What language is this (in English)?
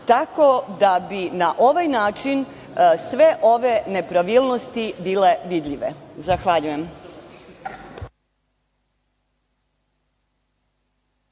Serbian